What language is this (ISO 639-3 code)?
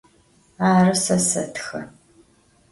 ady